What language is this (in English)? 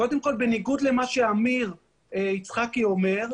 Hebrew